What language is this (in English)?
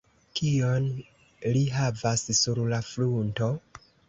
Esperanto